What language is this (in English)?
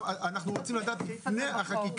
Hebrew